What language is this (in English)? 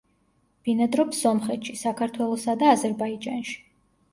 Georgian